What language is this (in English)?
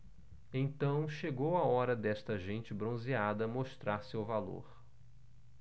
Portuguese